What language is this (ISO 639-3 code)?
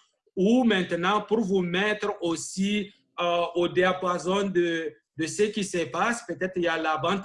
fra